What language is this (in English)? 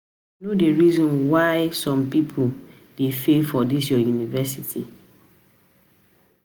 Nigerian Pidgin